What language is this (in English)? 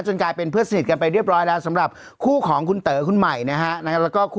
Thai